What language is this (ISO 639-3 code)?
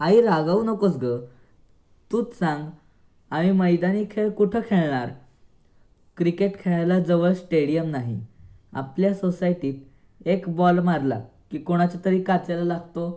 mar